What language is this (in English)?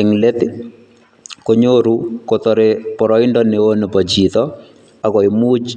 Kalenjin